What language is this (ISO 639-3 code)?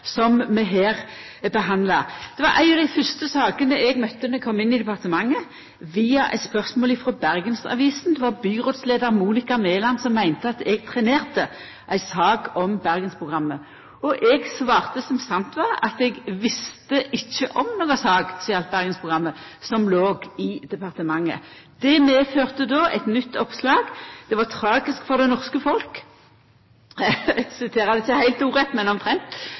nno